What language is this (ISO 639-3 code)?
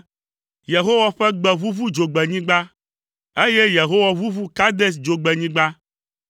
ewe